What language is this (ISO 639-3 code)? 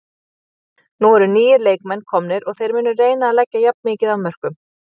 isl